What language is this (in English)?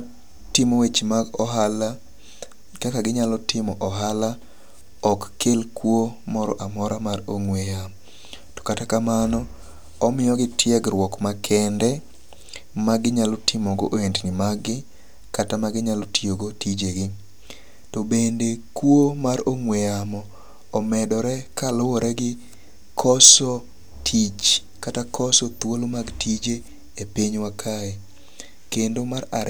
Luo (Kenya and Tanzania)